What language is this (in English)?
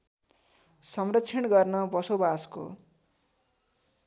Nepali